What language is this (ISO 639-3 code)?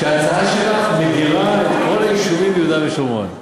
heb